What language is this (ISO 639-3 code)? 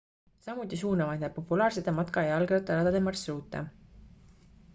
est